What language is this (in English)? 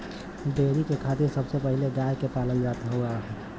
Bhojpuri